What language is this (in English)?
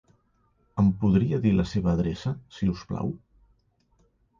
Catalan